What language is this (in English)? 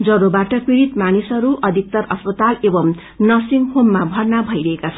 Nepali